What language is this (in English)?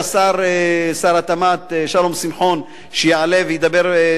Hebrew